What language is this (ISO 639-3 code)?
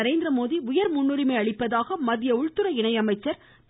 tam